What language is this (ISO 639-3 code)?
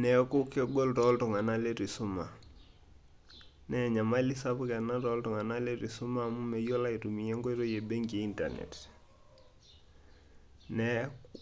mas